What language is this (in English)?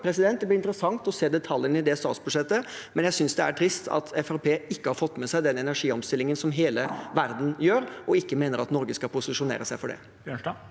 Norwegian